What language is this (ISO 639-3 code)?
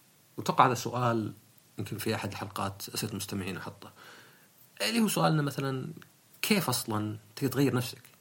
ara